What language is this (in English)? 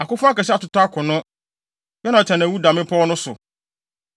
Akan